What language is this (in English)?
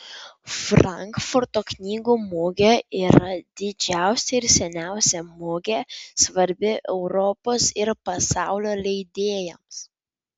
Lithuanian